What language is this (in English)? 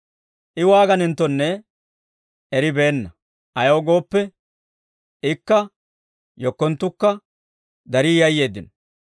Dawro